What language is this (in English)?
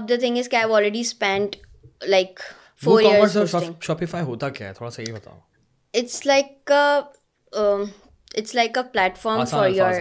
Urdu